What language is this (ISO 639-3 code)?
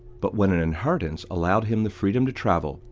eng